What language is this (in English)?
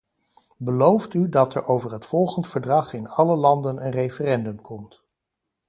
Dutch